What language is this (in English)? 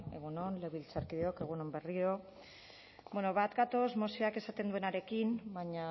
Basque